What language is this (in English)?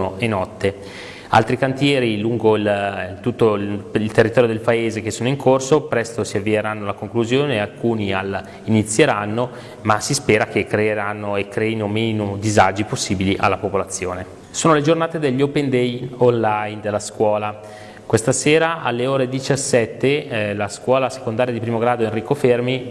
Italian